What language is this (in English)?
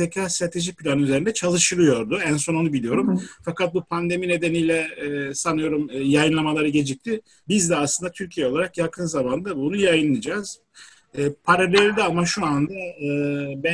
Turkish